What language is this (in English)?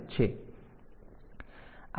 Gujarati